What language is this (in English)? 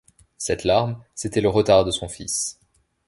French